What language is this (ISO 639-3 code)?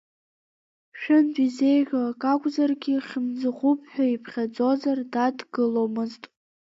abk